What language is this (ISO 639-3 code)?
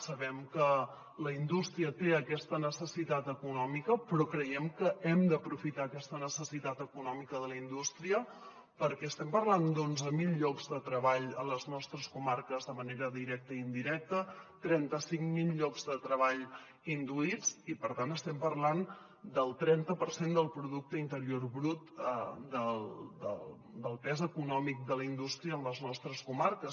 cat